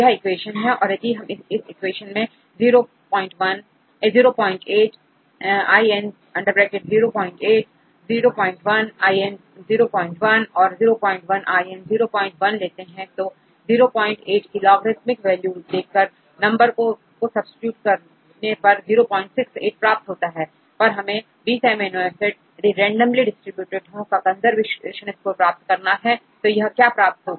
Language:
Hindi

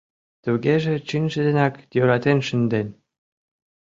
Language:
Mari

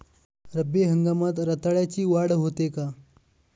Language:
Marathi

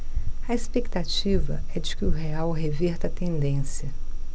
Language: Portuguese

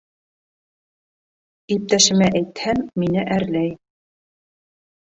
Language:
Bashkir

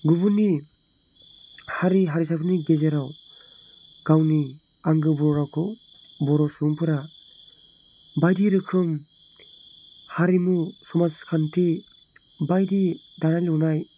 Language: Bodo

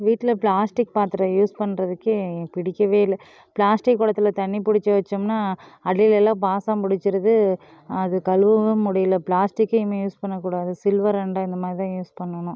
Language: Tamil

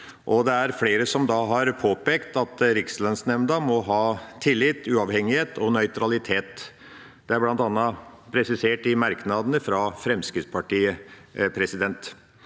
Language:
Norwegian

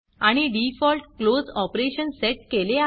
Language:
Marathi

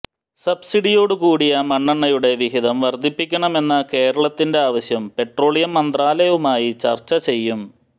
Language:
Malayalam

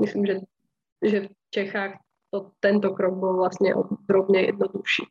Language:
Slovak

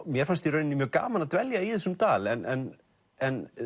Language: Icelandic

